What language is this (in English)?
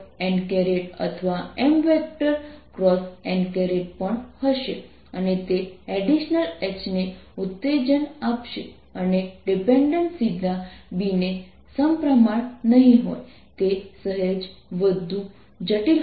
Gujarati